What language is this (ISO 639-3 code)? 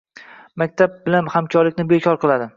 uzb